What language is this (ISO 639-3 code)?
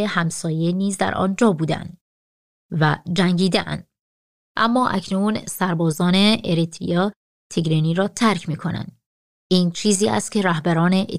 fas